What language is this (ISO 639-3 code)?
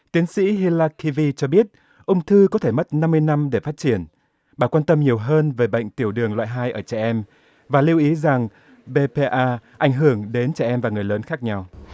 vie